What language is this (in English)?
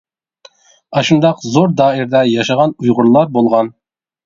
Uyghur